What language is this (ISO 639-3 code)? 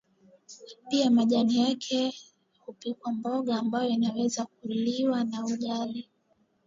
swa